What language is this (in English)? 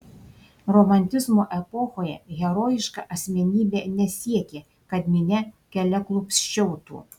Lithuanian